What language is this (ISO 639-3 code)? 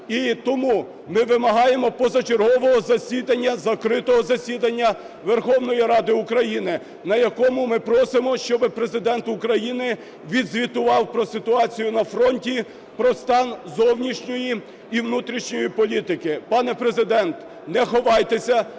ukr